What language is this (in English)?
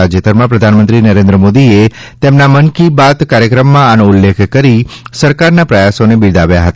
Gujarati